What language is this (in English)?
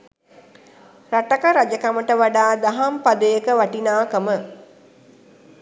Sinhala